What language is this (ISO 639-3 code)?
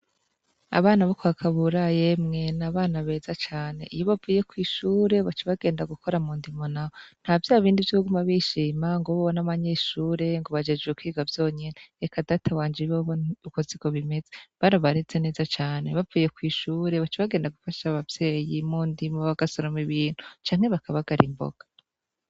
run